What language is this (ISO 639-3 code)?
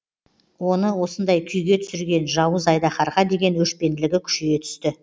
kaz